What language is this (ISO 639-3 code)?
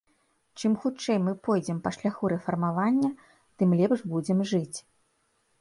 bel